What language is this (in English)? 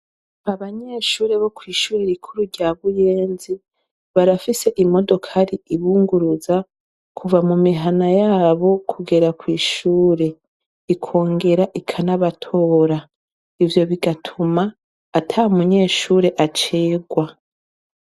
Rundi